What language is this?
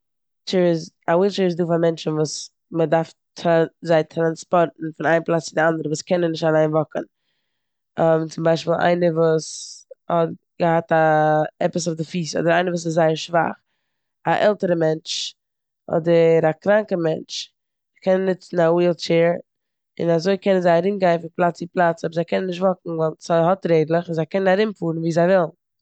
Yiddish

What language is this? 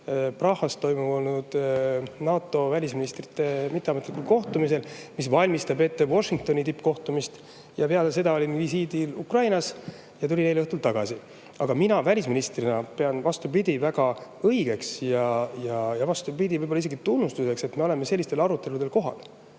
Estonian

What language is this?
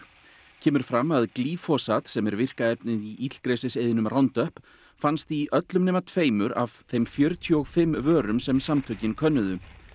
Icelandic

